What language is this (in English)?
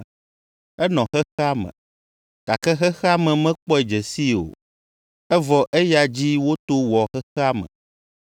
Ewe